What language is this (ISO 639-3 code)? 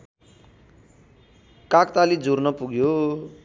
nep